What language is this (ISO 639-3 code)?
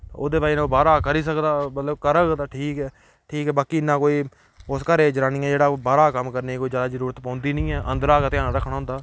doi